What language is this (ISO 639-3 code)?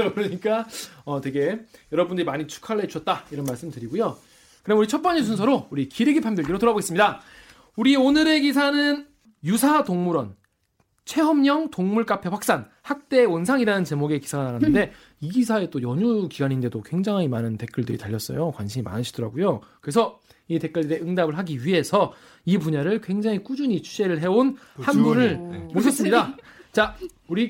kor